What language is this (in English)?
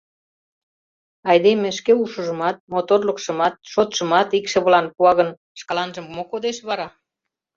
Mari